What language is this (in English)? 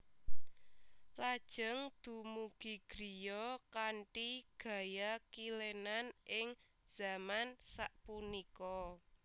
Javanese